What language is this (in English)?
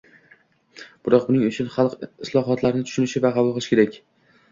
Uzbek